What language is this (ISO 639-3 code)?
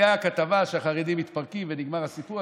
heb